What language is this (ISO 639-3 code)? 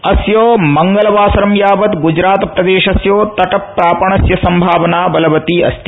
san